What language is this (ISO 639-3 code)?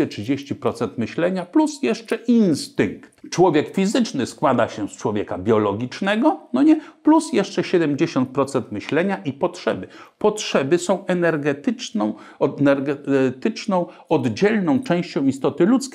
pol